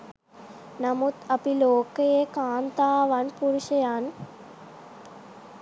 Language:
Sinhala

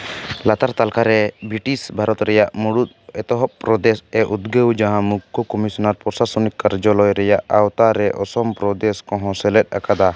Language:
Santali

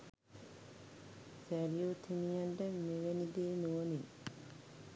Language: Sinhala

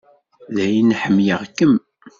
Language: Kabyle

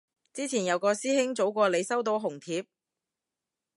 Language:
Cantonese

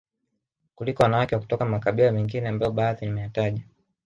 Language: Swahili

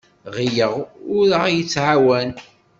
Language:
Kabyle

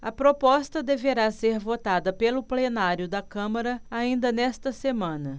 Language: Portuguese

